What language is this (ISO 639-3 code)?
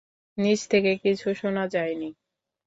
ben